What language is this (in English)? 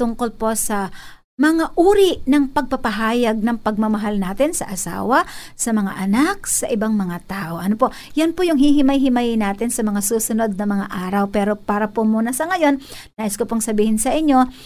Filipino